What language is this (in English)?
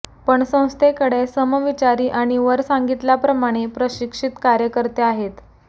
Marathi